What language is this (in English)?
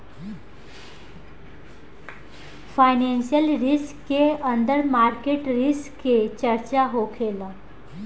Bhojpuri